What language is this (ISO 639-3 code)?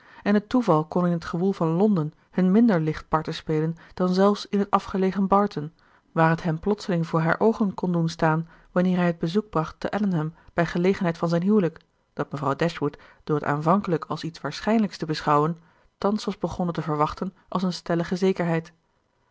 nld